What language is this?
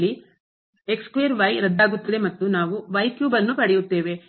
Kannada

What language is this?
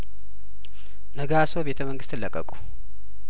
Amharic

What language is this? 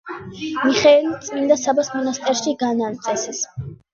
Georgian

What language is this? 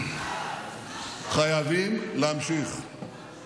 Hebrew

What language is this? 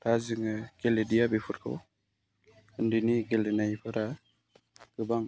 Bodo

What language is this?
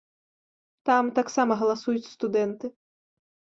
Belarusian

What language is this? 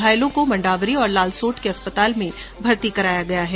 Hindi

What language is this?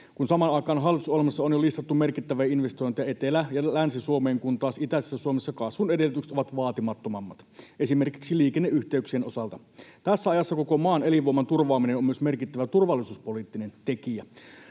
Finnish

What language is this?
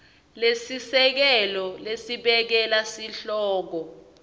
Swati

